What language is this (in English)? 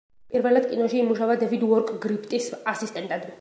Georgian